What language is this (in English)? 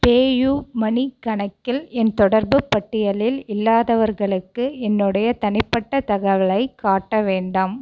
Tamil